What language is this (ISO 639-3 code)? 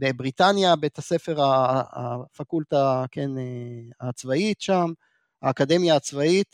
heb